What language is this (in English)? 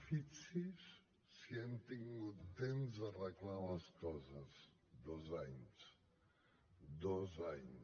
Catalan